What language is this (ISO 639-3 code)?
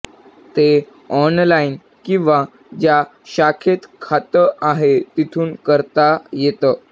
mar